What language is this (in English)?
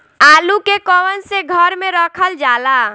Bhojpuri